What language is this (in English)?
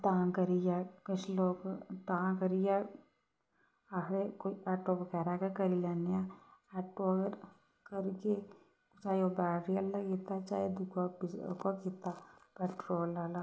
Dogri